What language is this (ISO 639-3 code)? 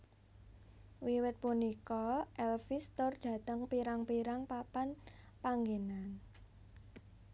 jav